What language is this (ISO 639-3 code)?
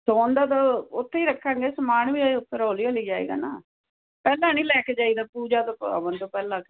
pan